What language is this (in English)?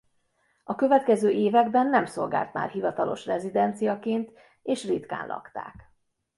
Hungarian